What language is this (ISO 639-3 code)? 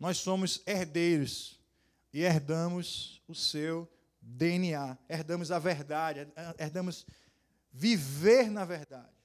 por